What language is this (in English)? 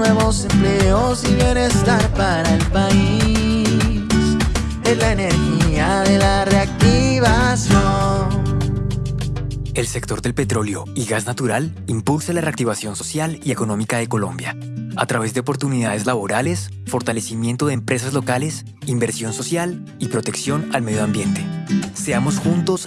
Spanish